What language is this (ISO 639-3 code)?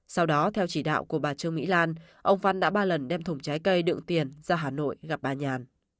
vie